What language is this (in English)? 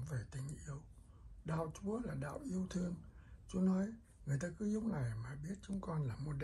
Vietnamese